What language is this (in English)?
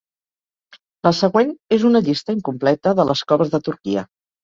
Catalan